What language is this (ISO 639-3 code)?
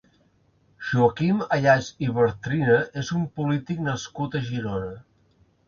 cat